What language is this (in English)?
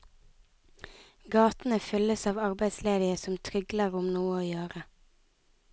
Norwegian